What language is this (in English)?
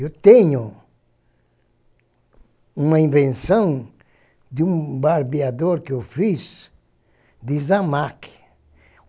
Portuguese